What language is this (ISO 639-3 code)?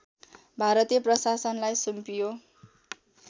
nep